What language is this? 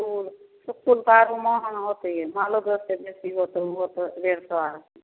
Maithili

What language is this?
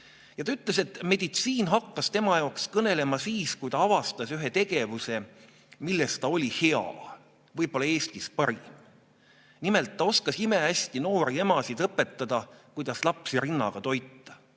Estonian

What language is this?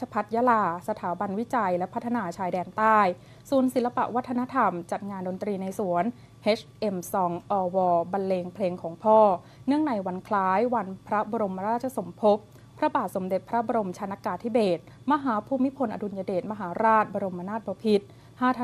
Thai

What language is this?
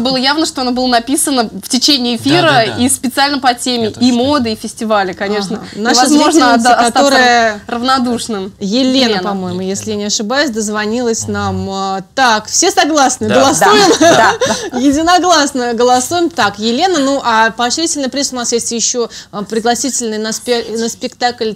Russian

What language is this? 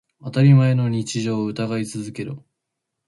Japanese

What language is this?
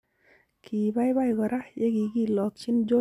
Kalenjin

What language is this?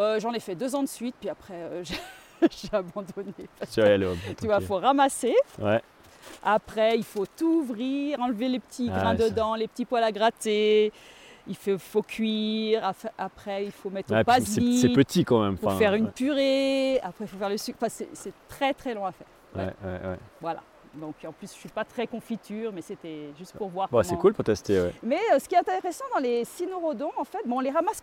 French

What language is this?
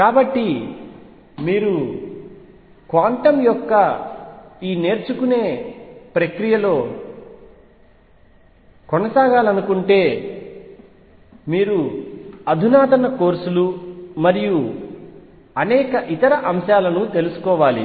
Telugu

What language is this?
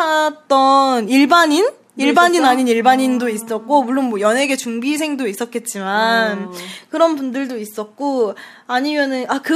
Korean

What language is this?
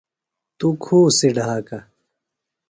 Phalura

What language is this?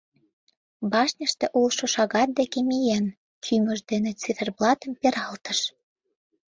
Mari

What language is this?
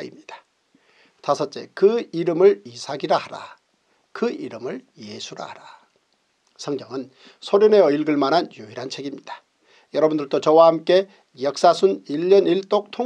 Korean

